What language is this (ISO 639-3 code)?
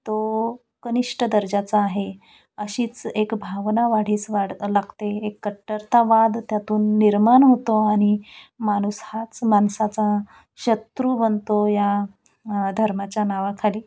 mar